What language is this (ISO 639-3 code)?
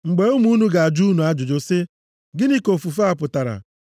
ibo